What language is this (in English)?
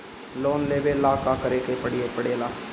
Bhojpuri